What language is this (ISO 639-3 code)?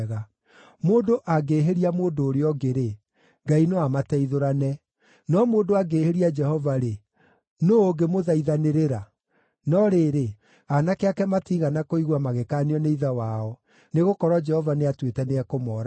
kik